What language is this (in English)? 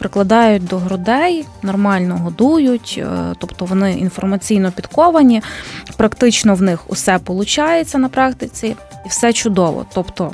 Ukrainian